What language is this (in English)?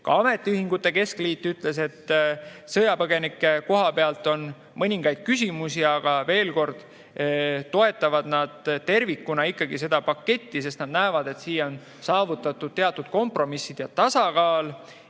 Estonian